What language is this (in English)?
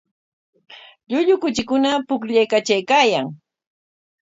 Corongo Ancash Quechua